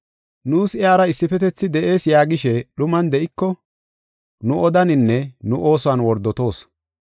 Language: Gofa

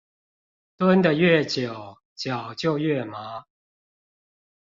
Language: Chinese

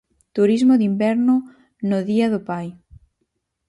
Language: Galician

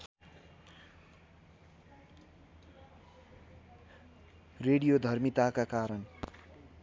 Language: Nepali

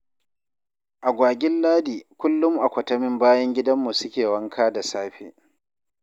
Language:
Hausa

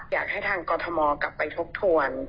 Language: Thai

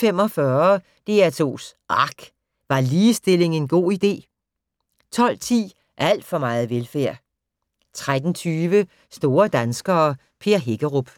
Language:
Danish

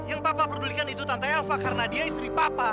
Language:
Indonesian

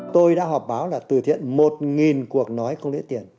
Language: Vietnamese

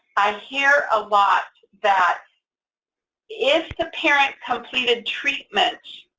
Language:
English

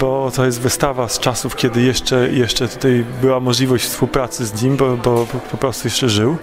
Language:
Polish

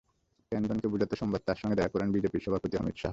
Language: Bangla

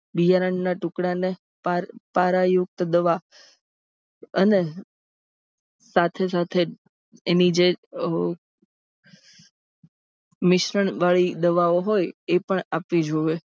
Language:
Gujarati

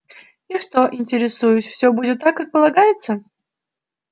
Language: Russian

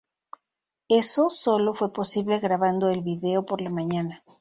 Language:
Spanish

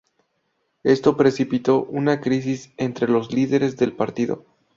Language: Spanish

